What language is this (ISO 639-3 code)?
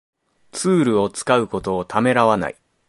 jpn